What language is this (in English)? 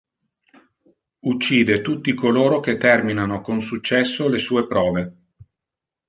Italian